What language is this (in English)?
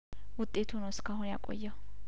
Amharic